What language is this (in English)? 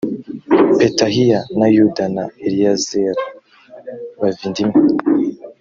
Kinyarwanda